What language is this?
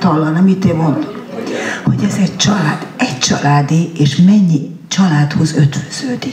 Hungarian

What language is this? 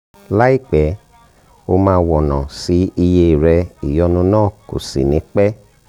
Yoruba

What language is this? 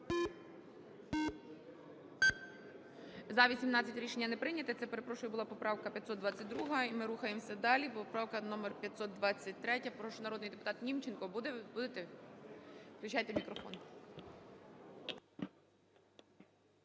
Ukrainian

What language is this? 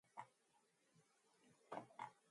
Mongolian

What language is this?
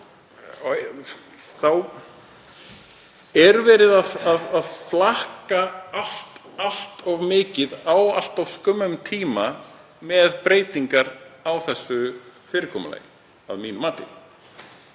Icelandic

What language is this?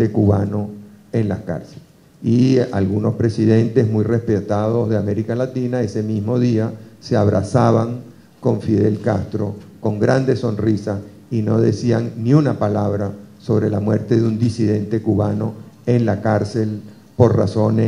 Spanish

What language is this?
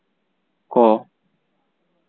Santali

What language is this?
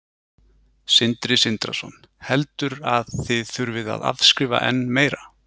Icelandic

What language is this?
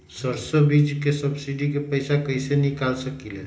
Magahi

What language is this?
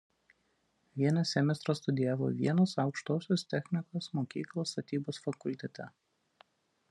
Lithuanian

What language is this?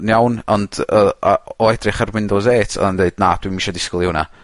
Welsh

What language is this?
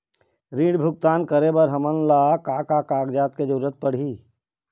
Chhattisgarhi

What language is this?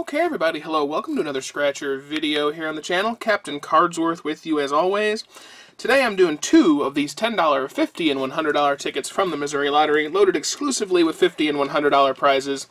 English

